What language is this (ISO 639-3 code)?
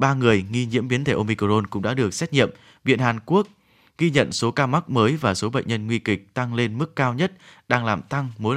vie